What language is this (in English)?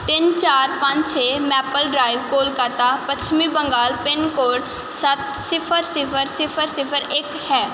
Punjabi